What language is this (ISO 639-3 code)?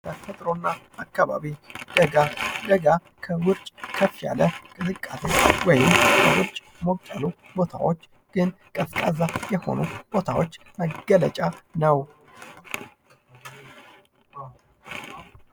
amh